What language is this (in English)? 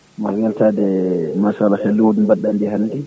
Fula